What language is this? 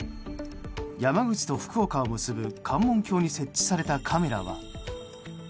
Japanese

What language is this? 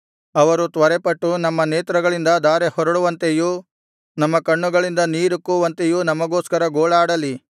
Kannada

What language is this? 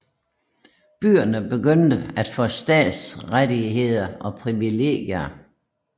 Danish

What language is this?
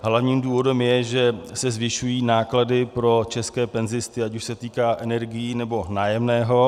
Czech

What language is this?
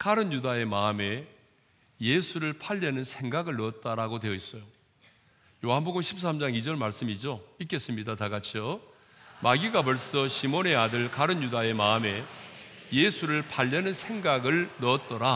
Korean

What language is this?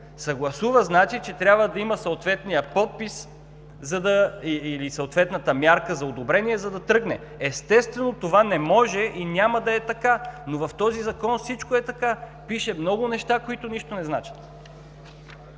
Bulgarian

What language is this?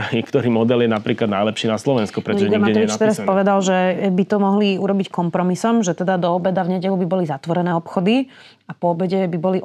Slovak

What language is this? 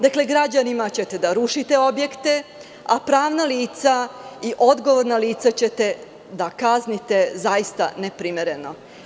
Serbian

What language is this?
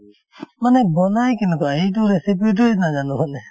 Assamese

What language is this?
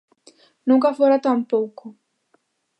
Galician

